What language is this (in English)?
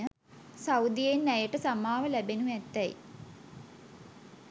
Sinhala